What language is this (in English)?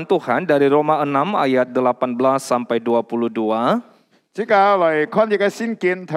Indonesian